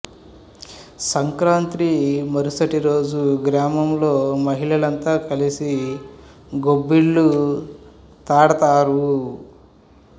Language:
Telugu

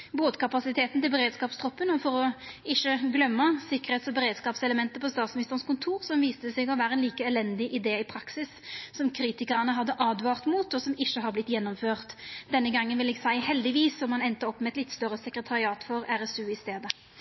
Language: Norwegian Nynorsk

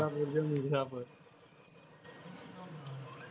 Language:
Gujarati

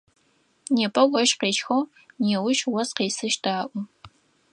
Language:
Adyghe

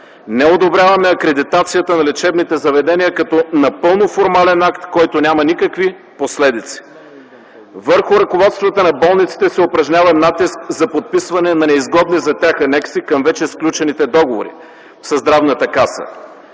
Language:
Bulgarian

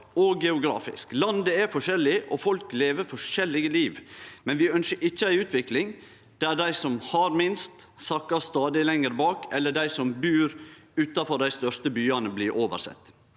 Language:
Norwegian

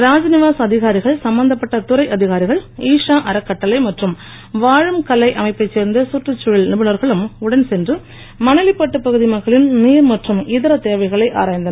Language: Tamil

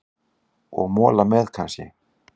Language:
Icelandic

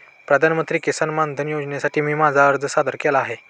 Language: Marathi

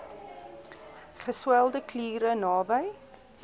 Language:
Afrikaans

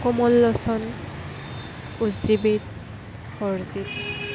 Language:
Assamese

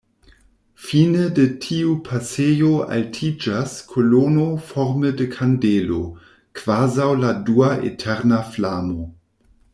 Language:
Esperanto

